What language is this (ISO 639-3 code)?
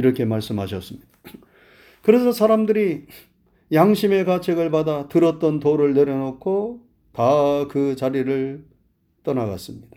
kor